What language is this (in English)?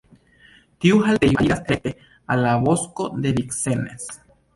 Esperanto